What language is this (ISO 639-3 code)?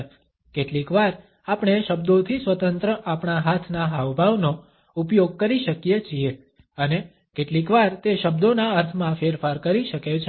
guj